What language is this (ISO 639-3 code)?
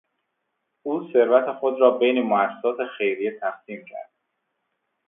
fas